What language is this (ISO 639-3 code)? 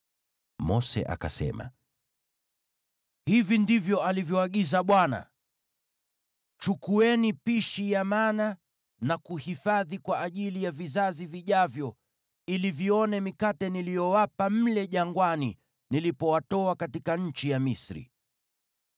swa